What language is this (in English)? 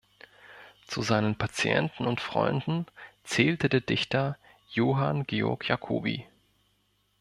German